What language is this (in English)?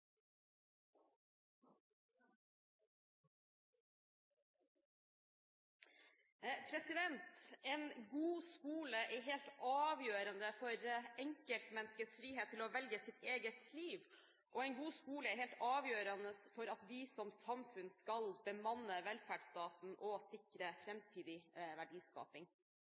Norwegian